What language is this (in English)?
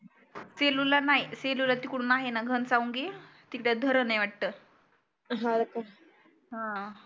Marathi